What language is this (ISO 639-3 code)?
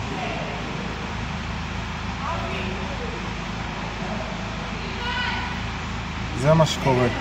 heb